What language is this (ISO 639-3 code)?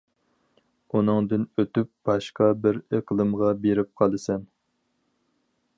uig